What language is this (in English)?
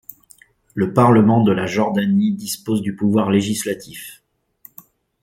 French